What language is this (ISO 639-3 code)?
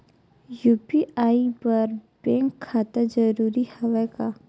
hne